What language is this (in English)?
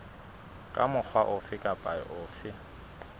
Southern Sotho